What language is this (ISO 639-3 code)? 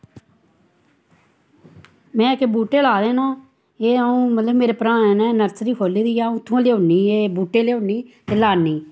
doi